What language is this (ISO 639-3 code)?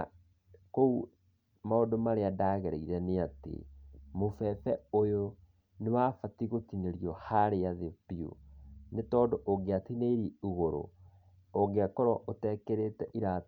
kik